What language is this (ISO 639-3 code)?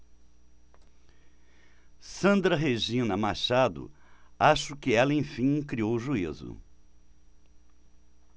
por